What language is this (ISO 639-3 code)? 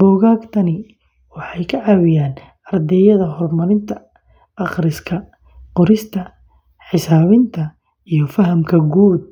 som